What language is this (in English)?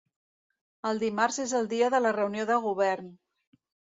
Catalan